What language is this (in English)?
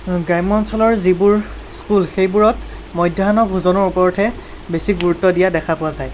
Assamese